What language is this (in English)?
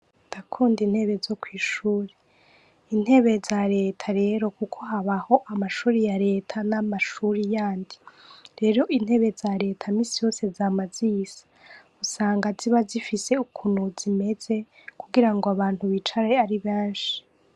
Rundi